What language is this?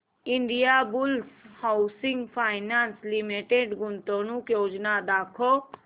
Marathi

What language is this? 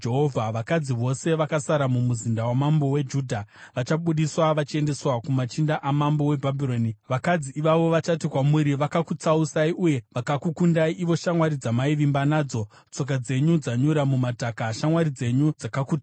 Shona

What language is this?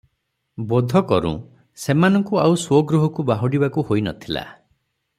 Odia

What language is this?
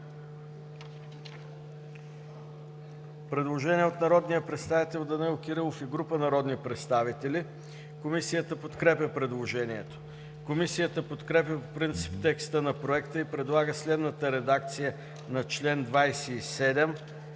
Bulgarian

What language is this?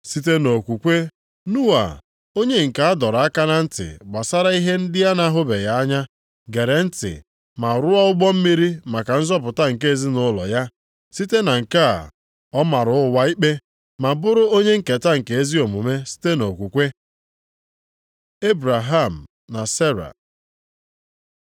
Igbo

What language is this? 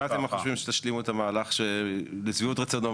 Hebrew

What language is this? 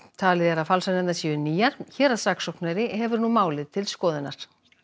Icelandic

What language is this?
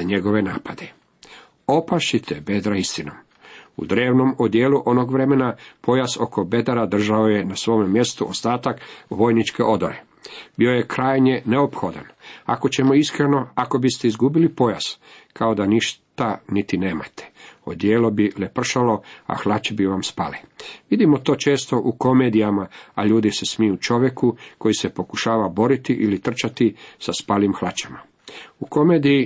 Croatian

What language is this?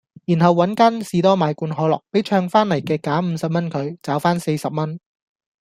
Cantonese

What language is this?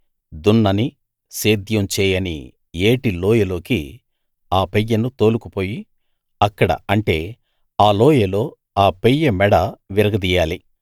Telugu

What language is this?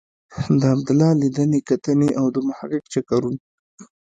Pashto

